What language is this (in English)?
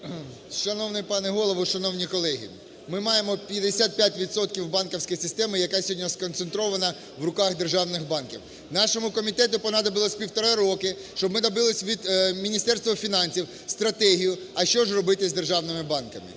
Ukrainian